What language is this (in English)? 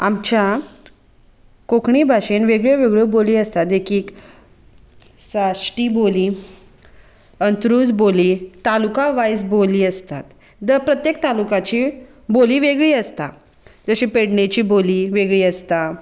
Konkani